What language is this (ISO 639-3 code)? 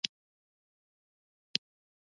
pus